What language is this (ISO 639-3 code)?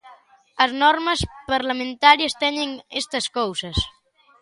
glg